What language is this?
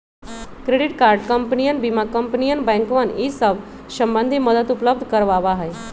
Magahi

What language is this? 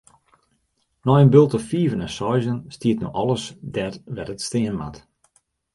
Western Frisian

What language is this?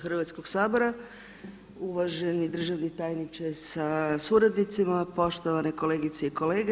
Croatian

